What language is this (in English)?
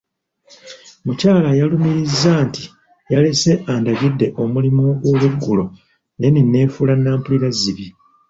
Ganda